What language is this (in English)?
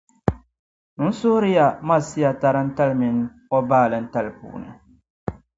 Dagbani